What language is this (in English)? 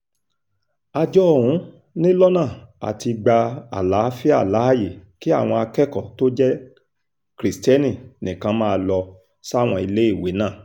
Yoruba